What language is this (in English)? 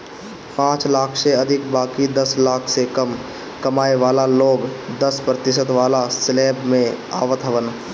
Bhojpuri